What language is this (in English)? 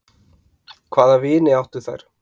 Icelandic